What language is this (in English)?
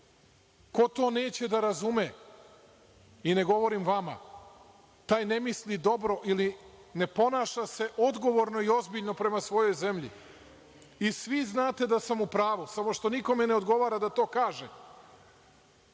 Serbian